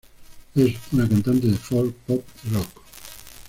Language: Spanish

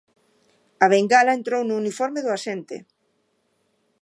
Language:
Galician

